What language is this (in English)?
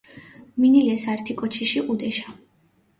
Mingrelian